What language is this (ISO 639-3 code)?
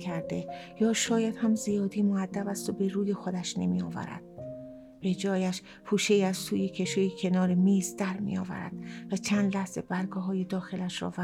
fas